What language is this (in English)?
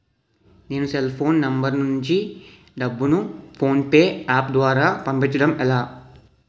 Telugu